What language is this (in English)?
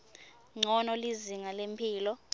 Swati